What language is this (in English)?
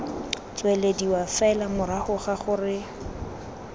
Tswana